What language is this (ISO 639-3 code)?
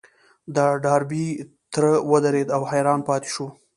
pus